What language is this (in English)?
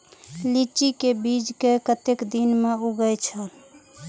Maithili